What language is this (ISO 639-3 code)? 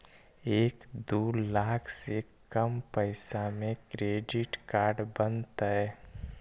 mag